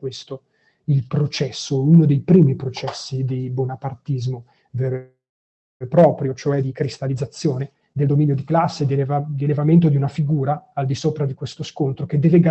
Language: Italian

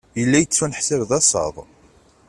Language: Kabyle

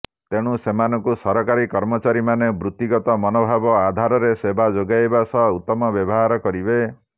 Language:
Odia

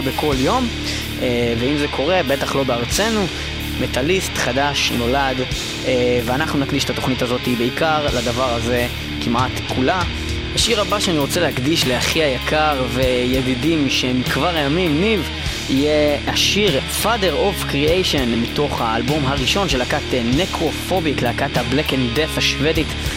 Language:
Hebrew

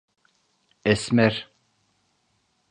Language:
Turkish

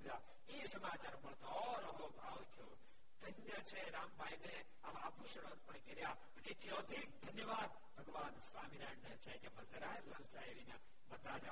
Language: Gujarati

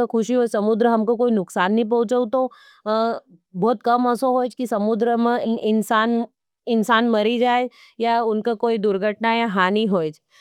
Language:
Nimadi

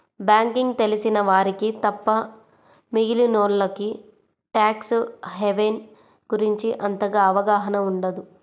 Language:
Telugu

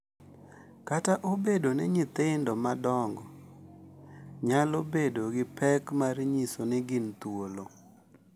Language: Luo (Kenya and Tanzania)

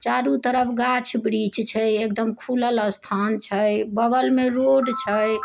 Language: Maithili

